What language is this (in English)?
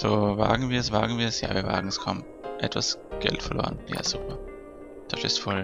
German